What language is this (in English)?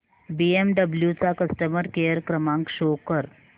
Marathi